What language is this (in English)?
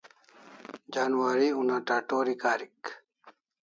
Kalasha